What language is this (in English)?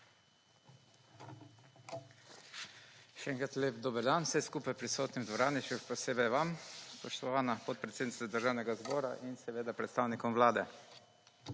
Slovenian